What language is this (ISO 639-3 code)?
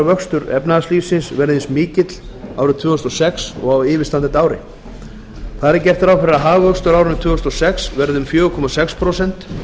isl